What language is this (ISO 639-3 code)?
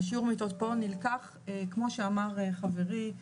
heb